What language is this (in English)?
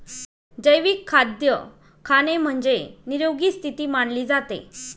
Marathi